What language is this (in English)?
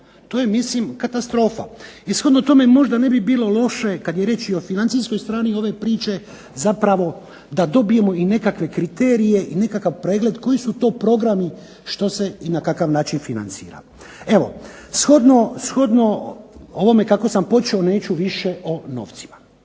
Croatian